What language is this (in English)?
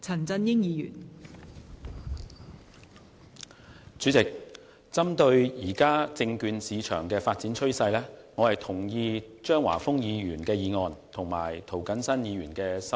Cantonese